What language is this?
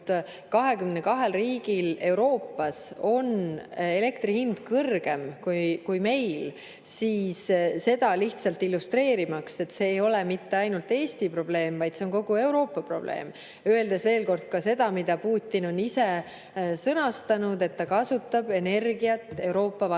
Estonian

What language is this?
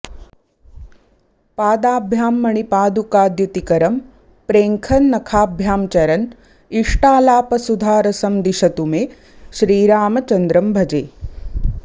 Sanskrit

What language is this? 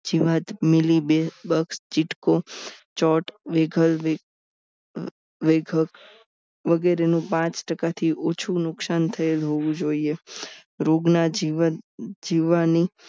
Gujarati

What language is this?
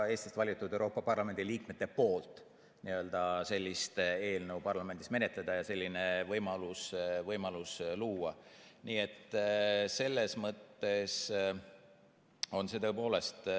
Estonian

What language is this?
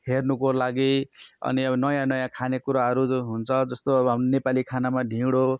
Nepali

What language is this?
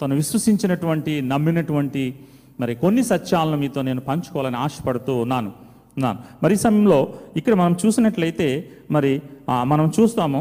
Telugu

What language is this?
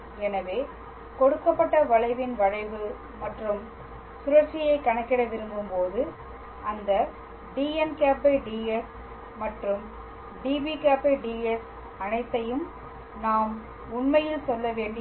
Tamil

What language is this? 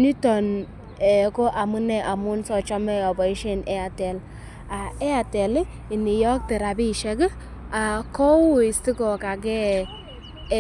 Kalenjin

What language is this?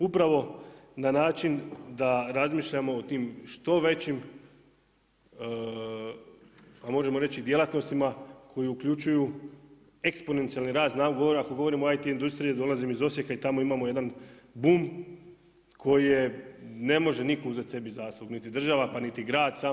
Croatian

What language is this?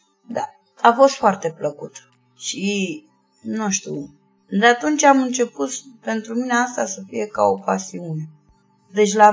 Romanian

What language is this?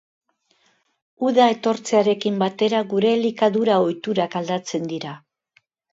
Basque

